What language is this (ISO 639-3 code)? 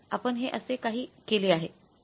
mar